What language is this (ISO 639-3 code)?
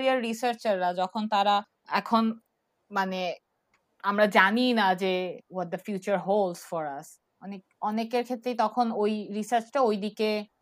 ben